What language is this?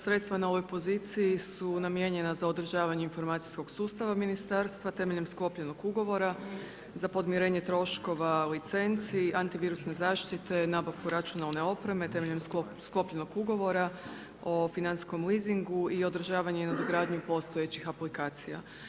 Croatian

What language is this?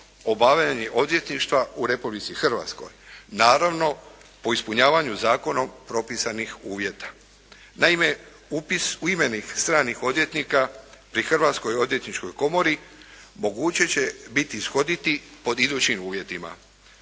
Croatian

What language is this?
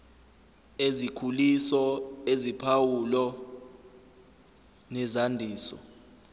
Zulu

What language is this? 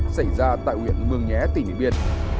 Vietnamese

